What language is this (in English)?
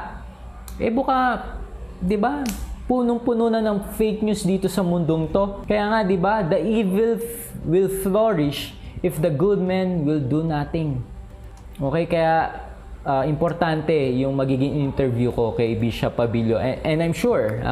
Filipino